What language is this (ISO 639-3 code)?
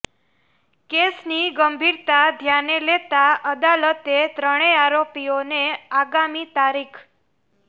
guj